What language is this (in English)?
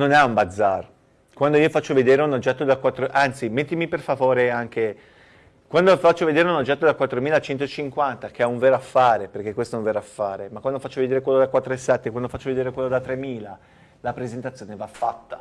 Italian